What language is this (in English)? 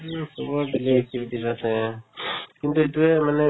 Assamese